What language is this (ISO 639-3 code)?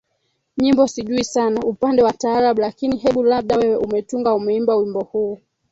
swa